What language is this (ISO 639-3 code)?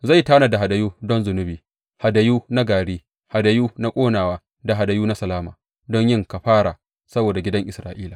hau